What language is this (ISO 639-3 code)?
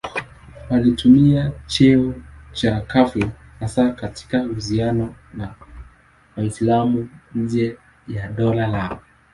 swa